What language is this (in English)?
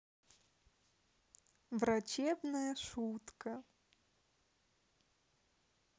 Russian